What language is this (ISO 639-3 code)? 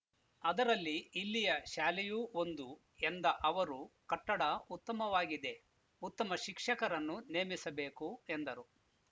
kan